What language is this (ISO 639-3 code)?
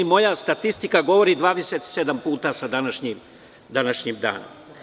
srp